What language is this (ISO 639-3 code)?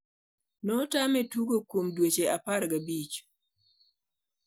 luo